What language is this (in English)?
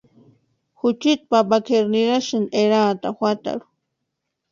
Western Highland Purepecha